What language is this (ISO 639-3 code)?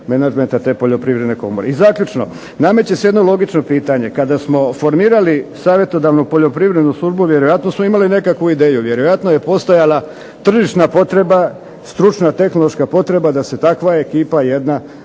hrv